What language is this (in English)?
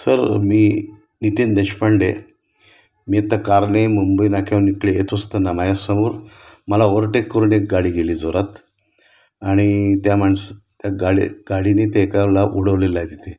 Marathi